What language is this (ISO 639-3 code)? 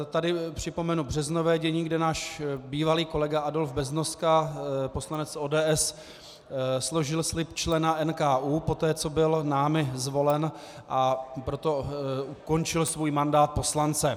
ces